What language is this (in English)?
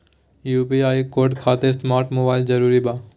Magahi